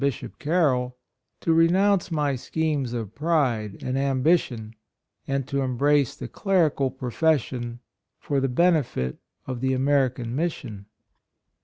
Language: English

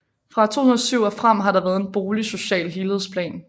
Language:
Danish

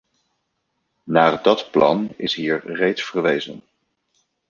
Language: Dutch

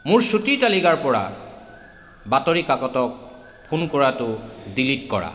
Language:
Assamese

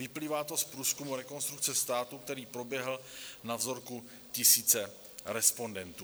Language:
Czech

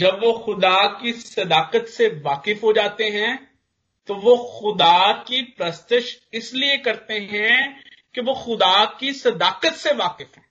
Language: Hindi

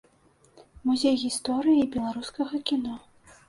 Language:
Belarusian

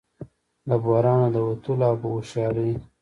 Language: Pashto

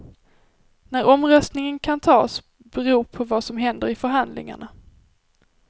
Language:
Swedish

